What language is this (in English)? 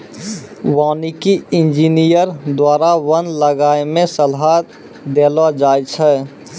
Maithili